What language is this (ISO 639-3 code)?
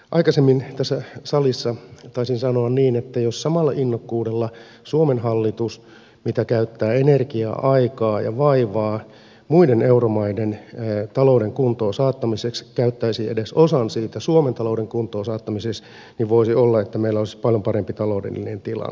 fin